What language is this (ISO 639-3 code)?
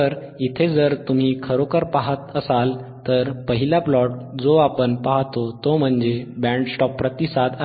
mar